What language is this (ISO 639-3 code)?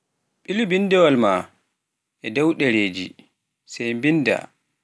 fuf